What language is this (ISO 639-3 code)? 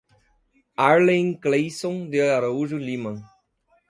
por